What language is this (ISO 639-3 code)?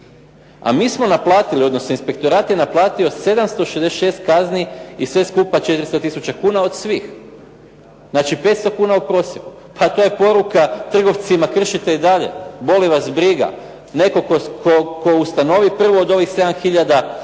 hrv